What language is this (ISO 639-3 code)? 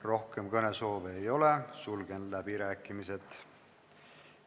est